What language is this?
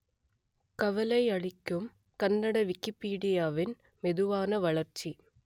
Tamil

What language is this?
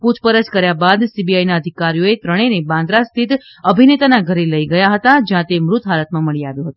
Gujarati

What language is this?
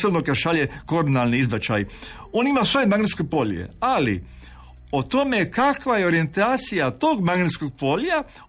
Croatian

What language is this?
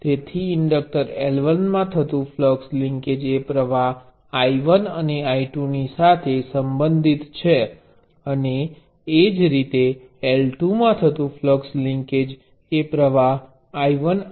Gujarati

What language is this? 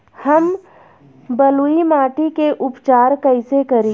Bhojpuri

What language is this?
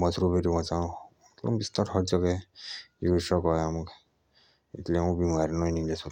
Jaunsari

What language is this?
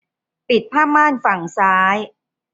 Thai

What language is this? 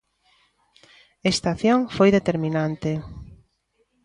Galician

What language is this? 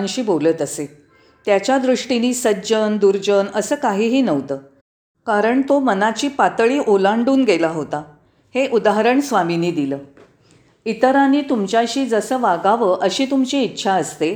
Marathi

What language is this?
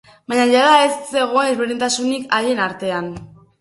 Basque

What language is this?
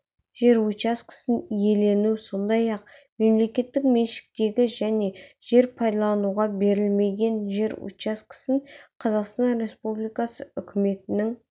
Kazakh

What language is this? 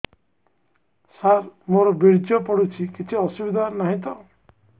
Odia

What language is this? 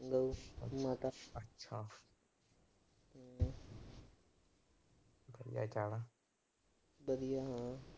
Punjabi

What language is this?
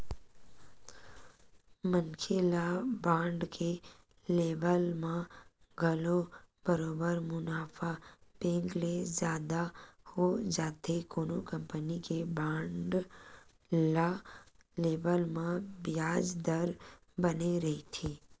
Chhattisgarhi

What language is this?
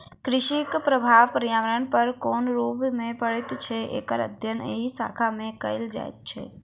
Maithili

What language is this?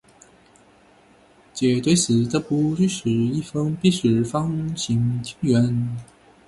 Chinese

